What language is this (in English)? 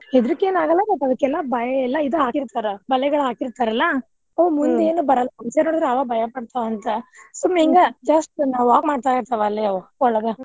Kannada